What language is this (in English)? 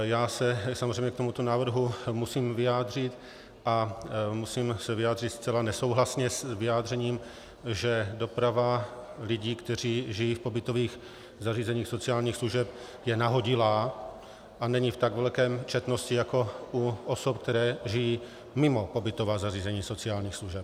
Czech